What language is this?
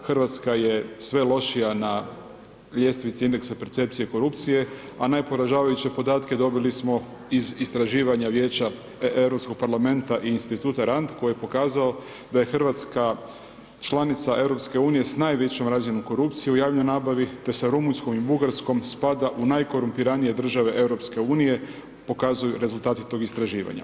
Croatian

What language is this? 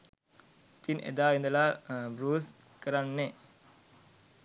Sinhala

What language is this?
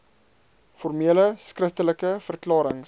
Afrikaans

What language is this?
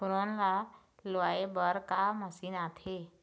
Chhattisgarhi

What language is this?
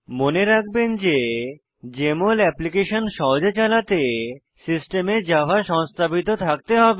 Bangla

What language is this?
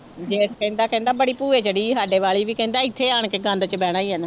Punjabi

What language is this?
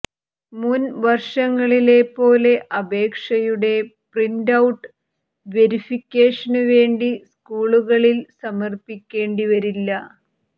Malayalam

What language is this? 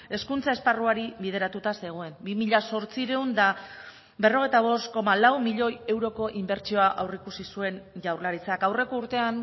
Basque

